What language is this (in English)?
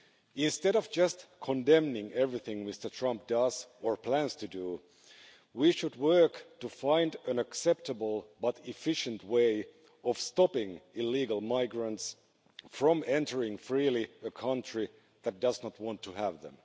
English